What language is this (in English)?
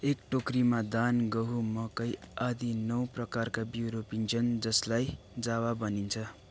Nepali